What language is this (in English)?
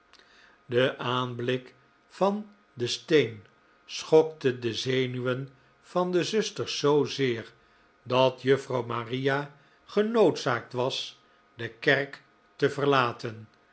Dutch